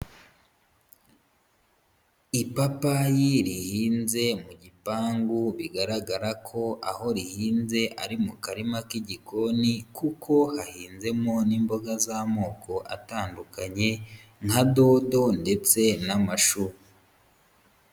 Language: Kinyarwanda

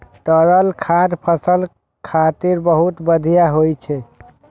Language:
Maithili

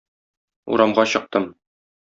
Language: Tatar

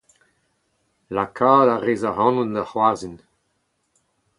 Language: Breton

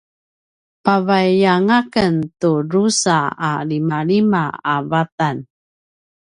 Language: Paiwan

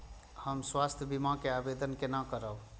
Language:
Maithili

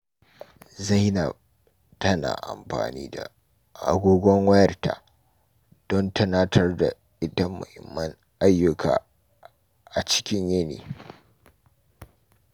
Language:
Hausa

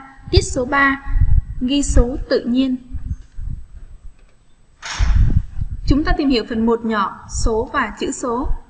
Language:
Vietnamese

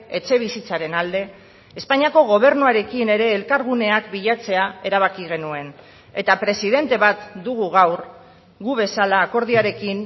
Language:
Basque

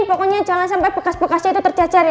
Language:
Indonesian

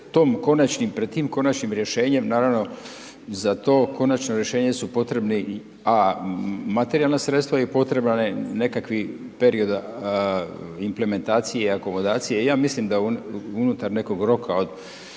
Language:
Croatian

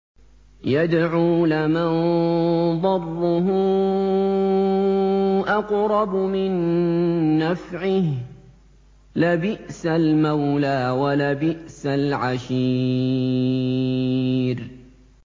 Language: Arabic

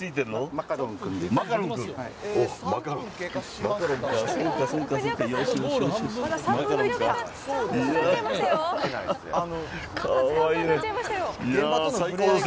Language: Japanese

